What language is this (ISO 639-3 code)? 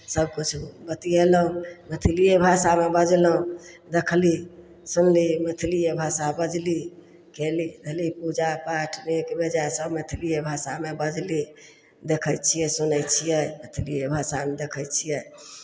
mai